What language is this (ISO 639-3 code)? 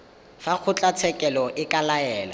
tsn